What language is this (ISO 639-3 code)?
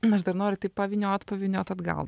lit